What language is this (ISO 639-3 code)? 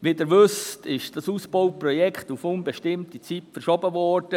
gsw